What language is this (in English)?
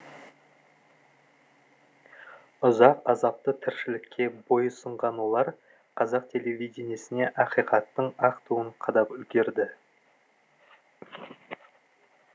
Kazakh